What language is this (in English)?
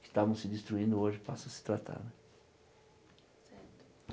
Portuguese